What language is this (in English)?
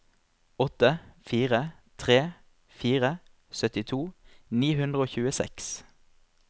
Norwegian